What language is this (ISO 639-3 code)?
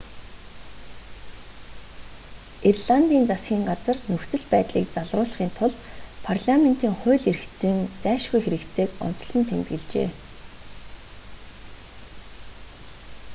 mon